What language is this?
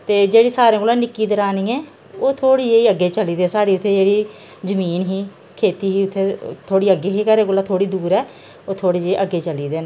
Dogri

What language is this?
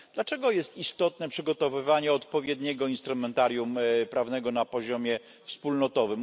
Polish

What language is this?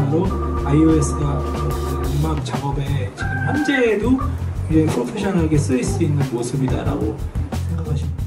Korean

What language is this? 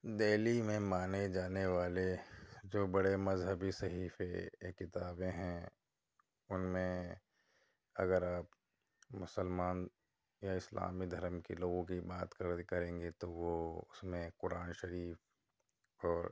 Urdu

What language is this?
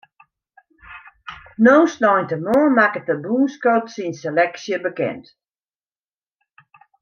Western Frisian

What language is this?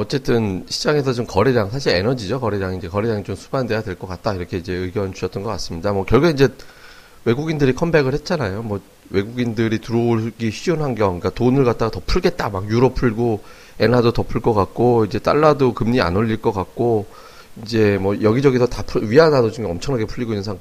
Korean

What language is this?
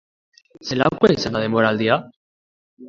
Basque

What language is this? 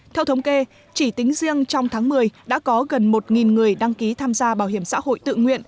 Vietnamese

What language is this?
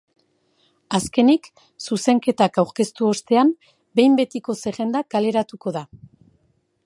Basque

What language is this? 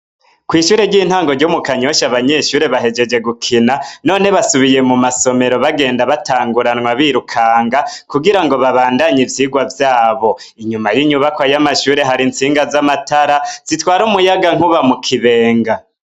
Rundi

